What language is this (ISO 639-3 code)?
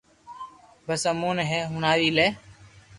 lrk